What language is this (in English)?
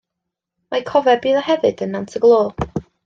Welsh